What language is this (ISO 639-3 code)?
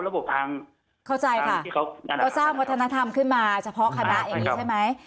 tha